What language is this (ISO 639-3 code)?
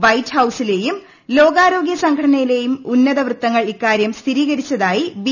mal